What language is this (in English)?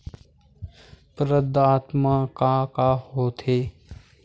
Chhattisgarhi